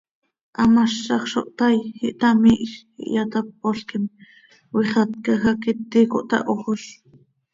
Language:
Seri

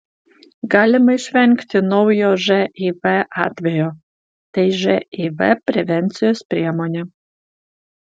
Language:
Lithuanian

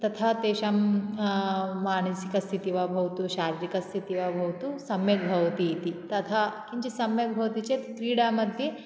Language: Sanskrit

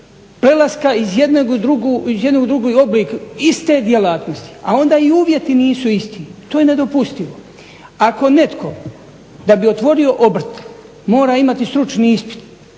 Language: Croatian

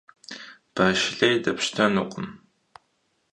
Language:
Kabardian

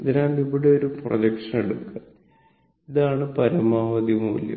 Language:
Malayalam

